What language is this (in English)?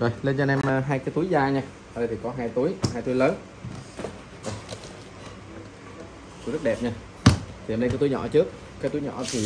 Vietnamese